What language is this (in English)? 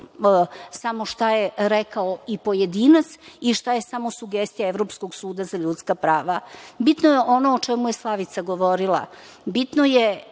Serbian